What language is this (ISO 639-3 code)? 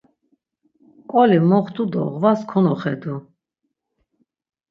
lzz